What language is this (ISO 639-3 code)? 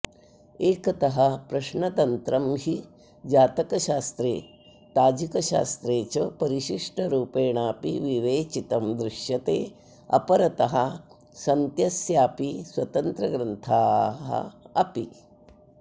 san